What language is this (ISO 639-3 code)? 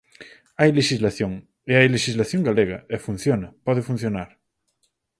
glg